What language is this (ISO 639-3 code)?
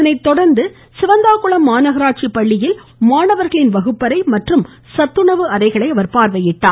tam